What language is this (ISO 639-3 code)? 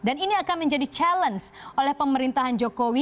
ind